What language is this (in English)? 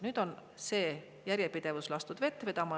Estonian